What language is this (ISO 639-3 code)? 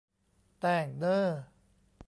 tha